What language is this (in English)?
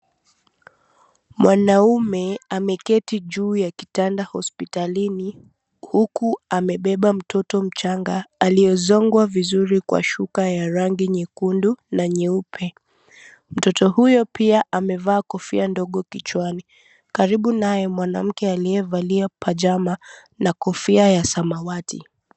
Swahili